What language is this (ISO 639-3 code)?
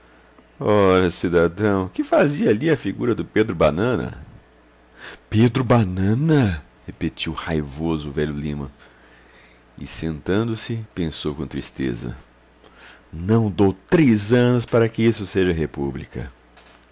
por